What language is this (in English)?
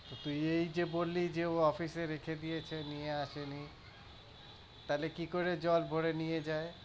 Bangla